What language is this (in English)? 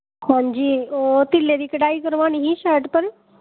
Dogri